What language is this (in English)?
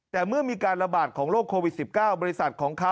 Thai